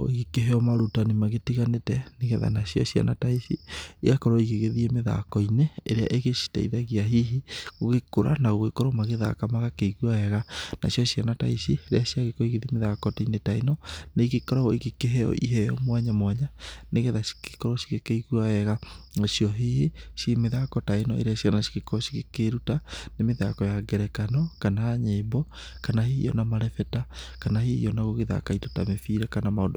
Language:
Kikuyu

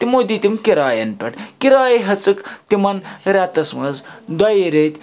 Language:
Kashmiri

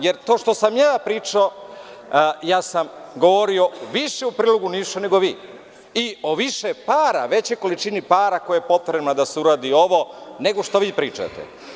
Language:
Serbian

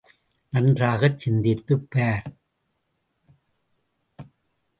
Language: Tamil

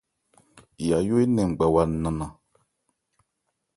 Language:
Ebrié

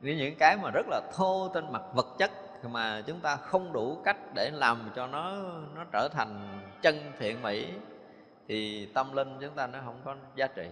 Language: Vietnamese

